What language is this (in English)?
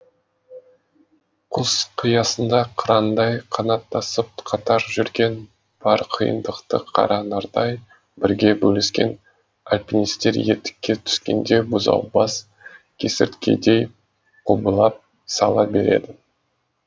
Kazakh